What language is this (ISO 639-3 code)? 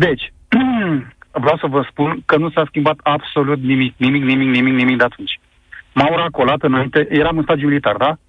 ron